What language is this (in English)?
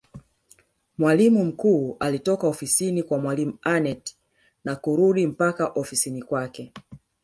Swahili